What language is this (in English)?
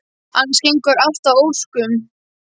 Icelandic